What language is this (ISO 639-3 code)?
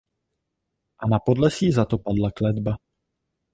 ces